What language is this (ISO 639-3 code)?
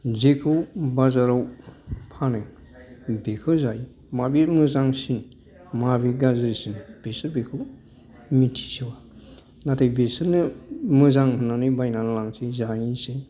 brx